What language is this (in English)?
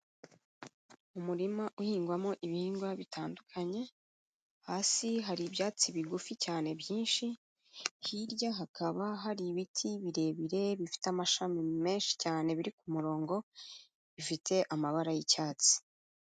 Kinyarwanda